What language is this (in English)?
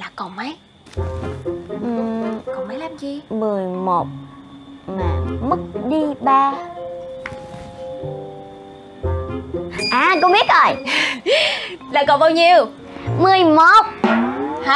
Vietnamese